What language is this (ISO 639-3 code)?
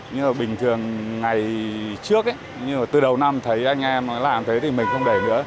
vie